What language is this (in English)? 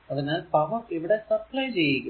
Malayalam